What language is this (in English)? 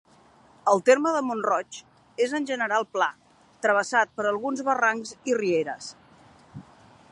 Catalan